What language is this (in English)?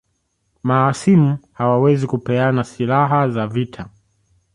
Swahili